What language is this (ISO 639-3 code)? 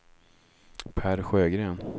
swe